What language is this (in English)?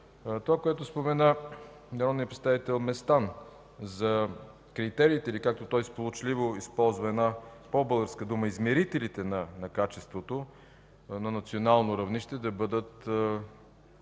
Bulgarian